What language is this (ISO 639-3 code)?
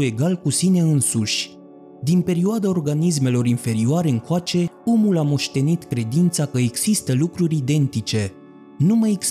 ron